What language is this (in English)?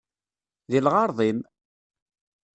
Kabyle